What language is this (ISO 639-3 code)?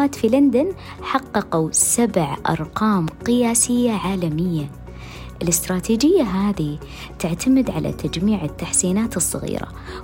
ara